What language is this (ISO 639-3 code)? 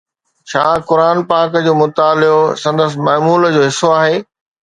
snd